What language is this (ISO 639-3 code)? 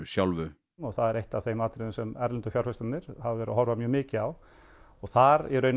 isl